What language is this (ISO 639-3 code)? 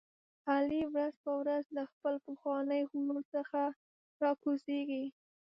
pus